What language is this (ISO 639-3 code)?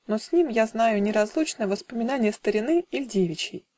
rus